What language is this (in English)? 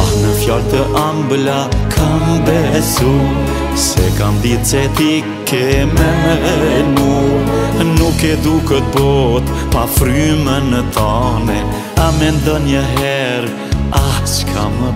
Romanian